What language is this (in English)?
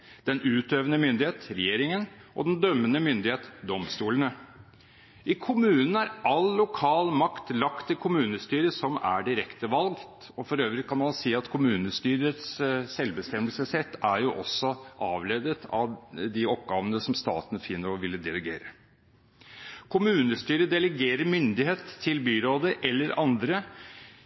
Norwegian Bokmål